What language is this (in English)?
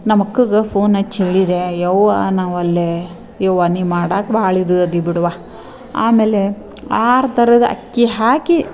Kannada